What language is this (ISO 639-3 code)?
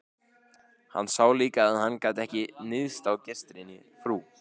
isl